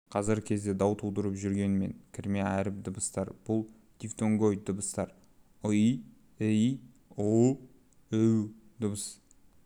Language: Kazakh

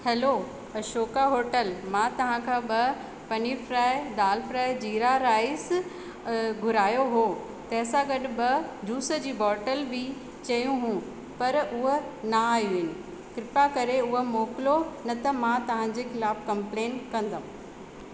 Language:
Sindhi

